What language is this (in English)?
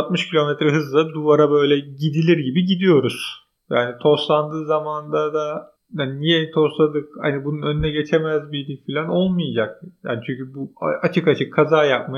Turkish